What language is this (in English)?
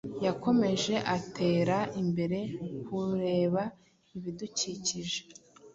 Kinyarwanda